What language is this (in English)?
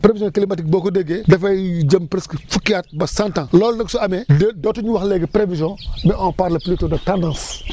Wolof